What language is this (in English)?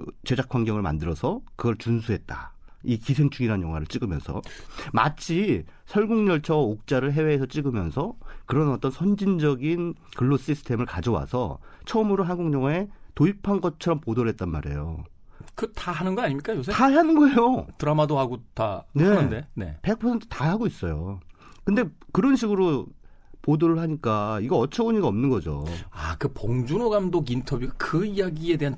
Korean